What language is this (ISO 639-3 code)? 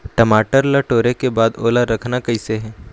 hne